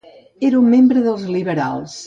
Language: Catalan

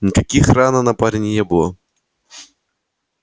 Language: Russian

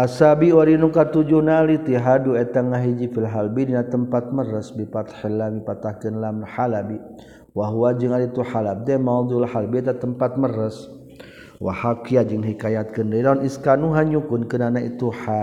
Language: Malay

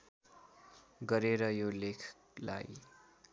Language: Nepali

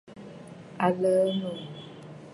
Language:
Bafut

